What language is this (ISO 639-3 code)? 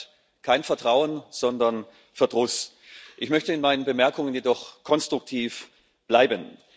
deu